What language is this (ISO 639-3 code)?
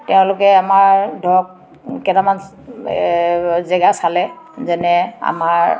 asm